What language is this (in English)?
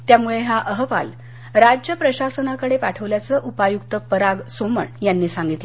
Marathi